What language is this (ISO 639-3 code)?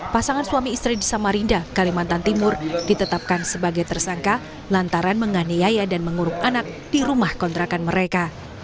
ind